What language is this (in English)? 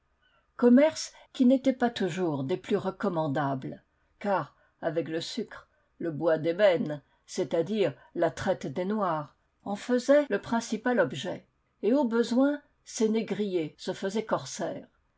French